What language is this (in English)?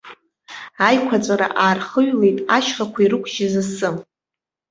Abkhazian